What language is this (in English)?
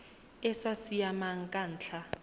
Tswana